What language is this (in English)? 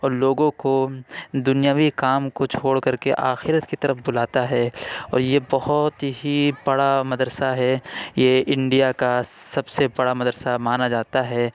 Urdu